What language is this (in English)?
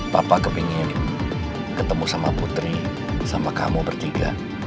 Indonesian